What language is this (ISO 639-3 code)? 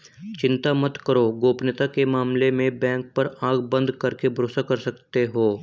hin